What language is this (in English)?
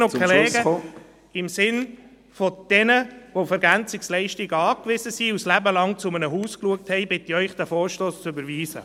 Swiss German